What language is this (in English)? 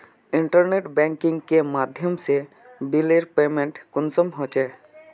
Magahi